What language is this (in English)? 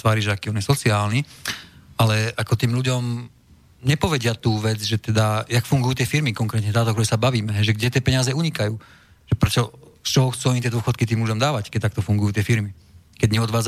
Slovak